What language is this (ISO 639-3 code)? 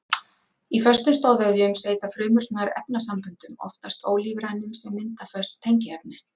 isl